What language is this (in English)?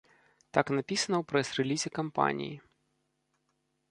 Belarusian